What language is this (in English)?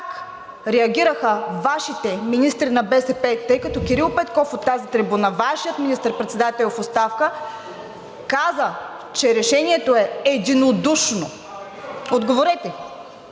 Bulgarian